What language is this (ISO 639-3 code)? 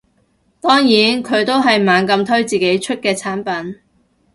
yue